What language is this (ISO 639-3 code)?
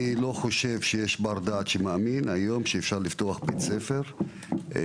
heb